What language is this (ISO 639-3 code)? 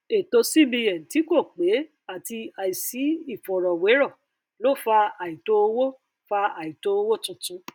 yor